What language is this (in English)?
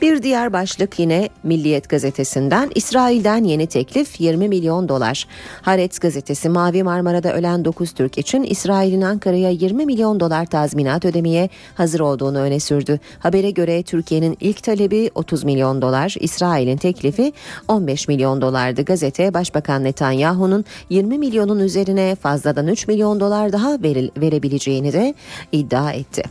Turkish